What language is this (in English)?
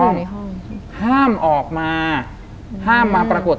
Thai